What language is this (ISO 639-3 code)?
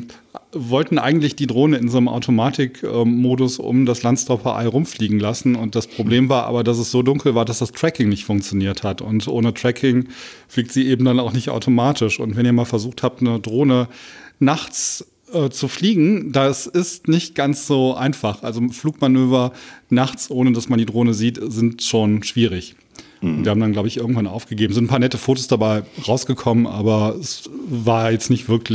deu